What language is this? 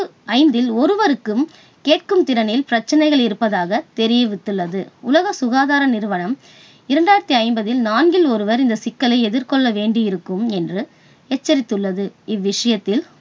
Tamil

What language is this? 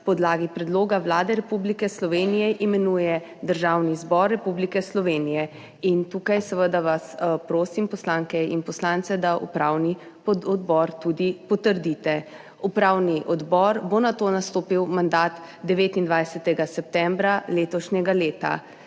Slovenian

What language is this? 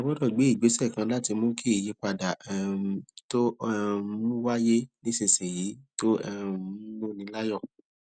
Yoruba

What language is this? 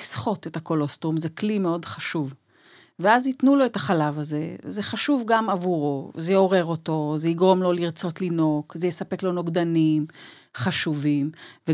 Hebrew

